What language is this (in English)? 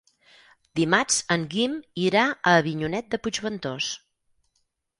Catalan